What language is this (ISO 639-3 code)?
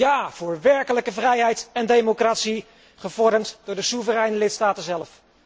nld